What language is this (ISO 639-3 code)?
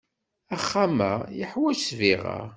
kab